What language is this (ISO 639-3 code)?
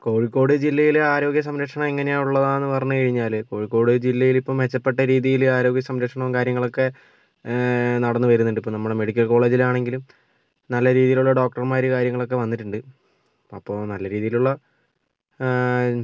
mal